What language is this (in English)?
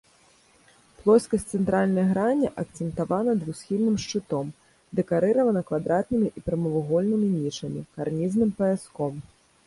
Belarusian